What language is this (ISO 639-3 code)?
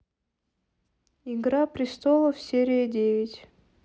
rus